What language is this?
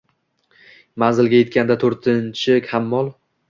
Uzbek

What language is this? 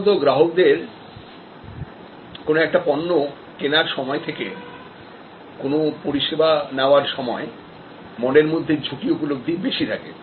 Bangla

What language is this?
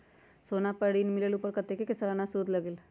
Magahi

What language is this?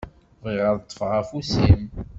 Kabyle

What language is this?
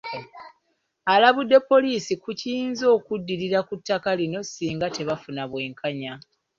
Ganda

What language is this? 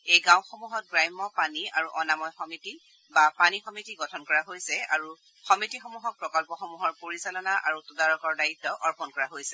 Assamese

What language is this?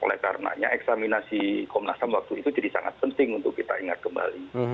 Indonesian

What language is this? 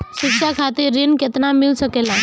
Bhojpuri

